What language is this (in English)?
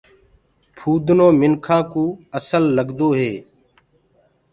Gurgula